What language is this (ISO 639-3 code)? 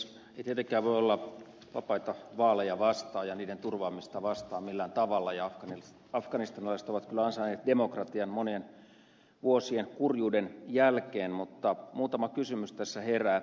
fin